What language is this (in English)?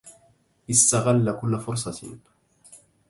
Arabic